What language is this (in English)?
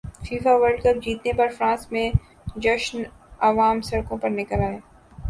Urdu